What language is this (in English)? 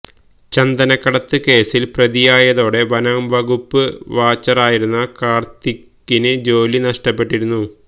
Malayalam